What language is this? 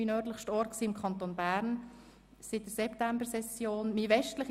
Swiss German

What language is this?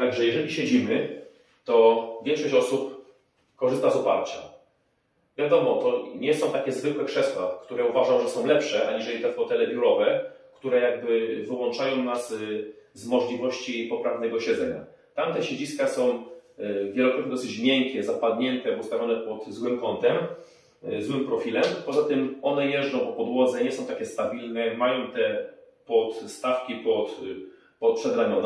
Polish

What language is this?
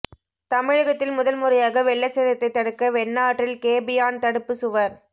Tamil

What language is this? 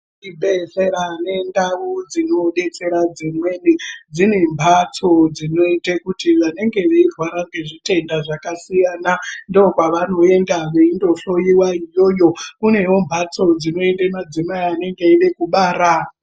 Ndau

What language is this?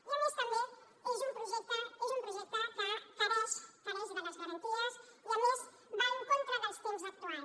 Catalan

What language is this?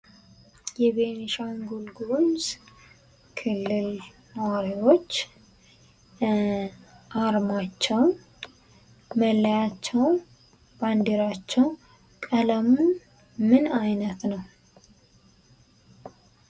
Amharic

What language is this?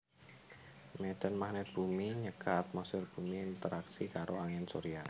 Javanese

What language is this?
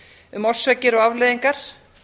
Icelandic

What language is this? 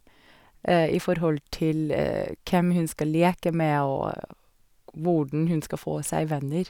Norwegian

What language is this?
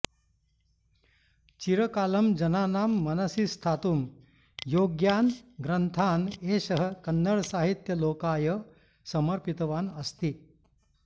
Sanskrit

